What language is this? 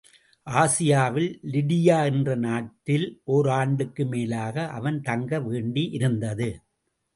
Tamil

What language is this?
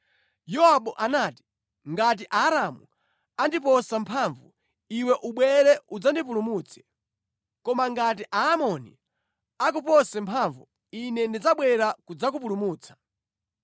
Nyanja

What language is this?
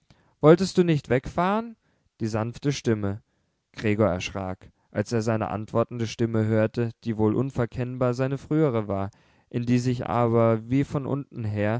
German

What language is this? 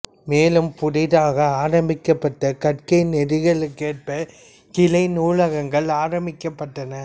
Tamil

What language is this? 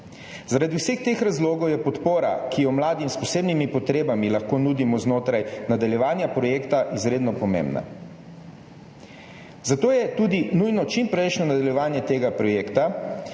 Slovenian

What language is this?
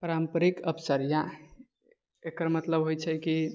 Maithili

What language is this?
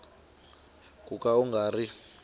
Tsonga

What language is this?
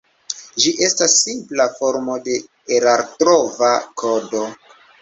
Esperanto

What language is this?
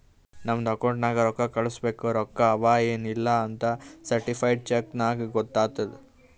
Kannada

